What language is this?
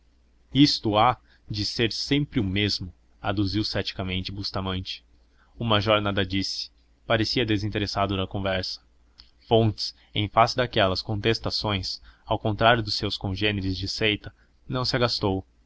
Portuguese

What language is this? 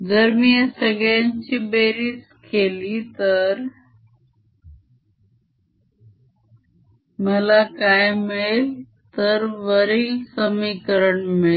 Marathi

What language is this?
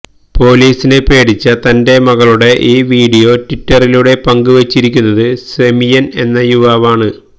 Malayalam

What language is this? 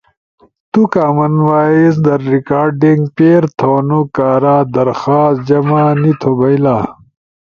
Ushojo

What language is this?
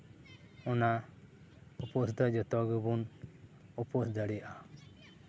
Santali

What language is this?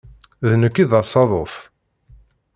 Kabyle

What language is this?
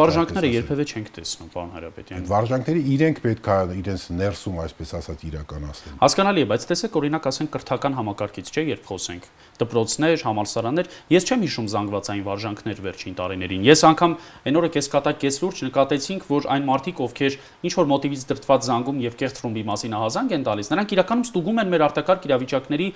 Polish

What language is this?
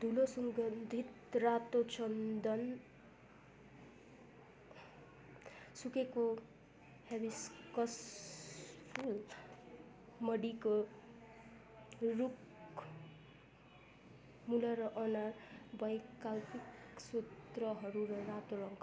Nepali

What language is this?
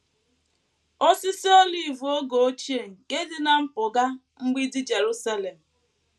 Igbo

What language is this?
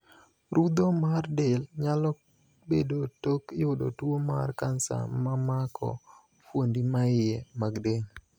Luo (Kenya and Tanzania)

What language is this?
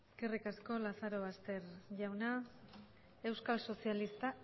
Basque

